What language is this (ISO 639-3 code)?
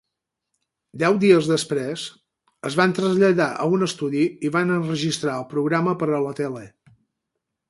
cat